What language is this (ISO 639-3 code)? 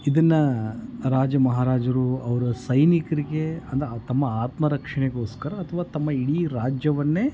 kan